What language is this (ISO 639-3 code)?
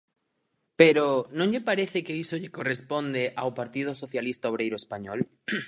glg